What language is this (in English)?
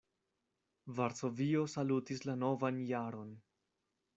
Esperanto